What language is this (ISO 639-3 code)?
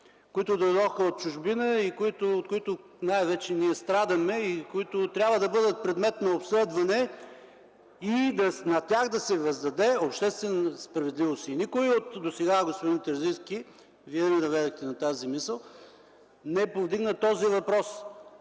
bul